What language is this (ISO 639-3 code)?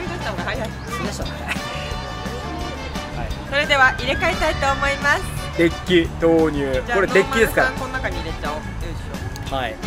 jpn